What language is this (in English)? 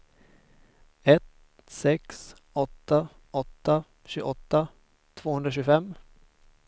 Swedish